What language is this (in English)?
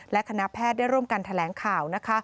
Thai